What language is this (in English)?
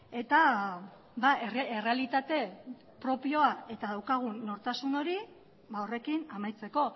Basque